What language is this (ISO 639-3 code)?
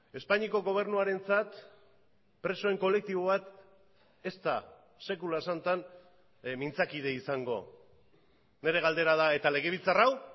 eus